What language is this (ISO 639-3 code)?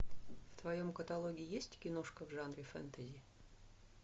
rus